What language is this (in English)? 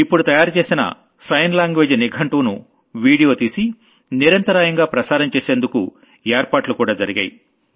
Telugu